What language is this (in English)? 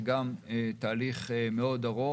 Hebrew